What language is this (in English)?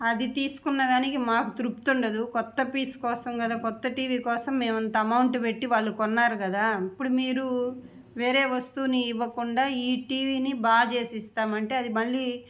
Telugu